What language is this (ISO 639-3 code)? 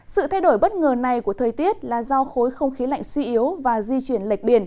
vie